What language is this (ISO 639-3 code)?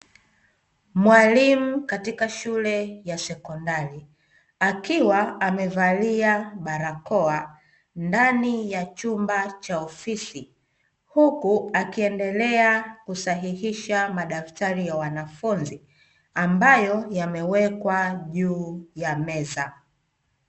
swa